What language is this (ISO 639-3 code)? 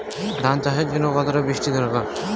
ben